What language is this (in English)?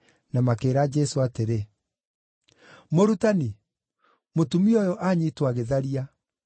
Kikuyu